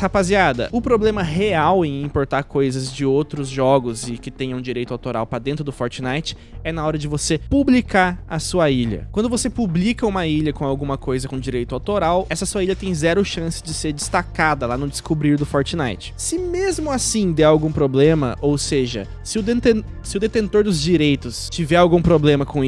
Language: Portuguese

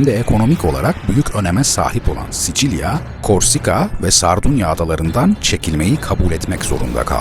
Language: Turkish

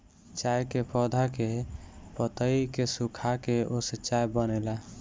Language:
Bhojpuri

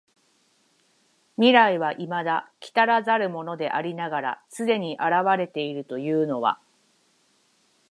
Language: Japanese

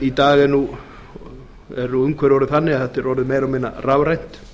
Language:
Icelandic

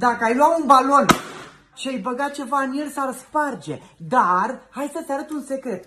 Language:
Romanian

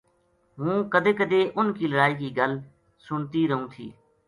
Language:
Gujari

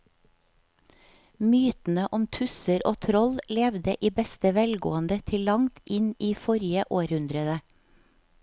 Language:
Norwegian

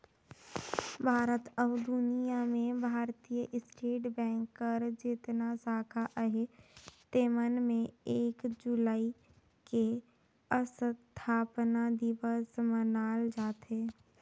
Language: Chhattisgarhi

